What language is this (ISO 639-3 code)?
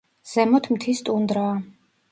kat